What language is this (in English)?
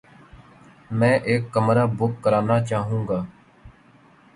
Urdu